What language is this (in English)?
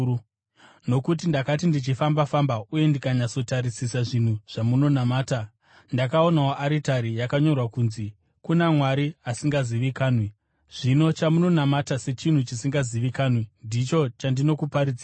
Shona